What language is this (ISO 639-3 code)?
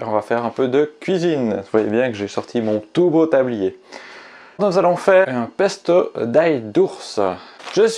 fra